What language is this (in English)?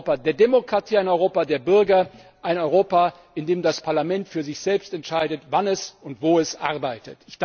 German